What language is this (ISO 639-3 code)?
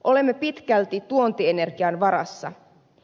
fin